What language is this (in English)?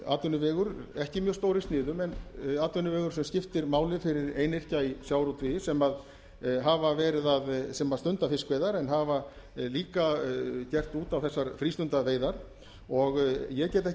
Icelandic